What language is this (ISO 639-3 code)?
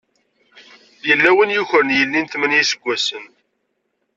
kab